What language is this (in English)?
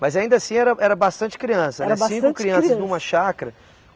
Portuguese